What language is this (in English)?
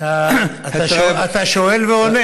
Hebrew